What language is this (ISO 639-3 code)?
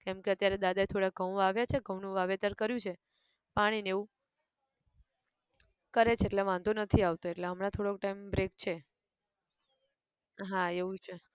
guj